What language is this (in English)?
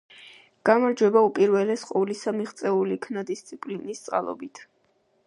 Georgian